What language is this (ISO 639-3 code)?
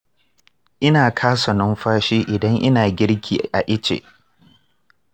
hau